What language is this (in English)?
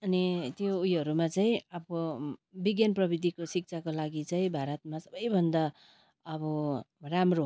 Nepali